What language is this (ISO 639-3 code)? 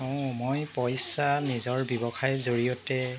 asm